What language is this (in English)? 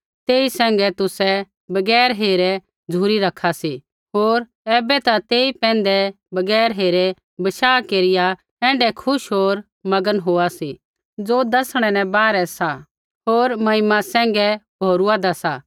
Kullu Pahari